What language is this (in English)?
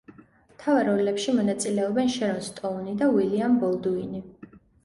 Georgian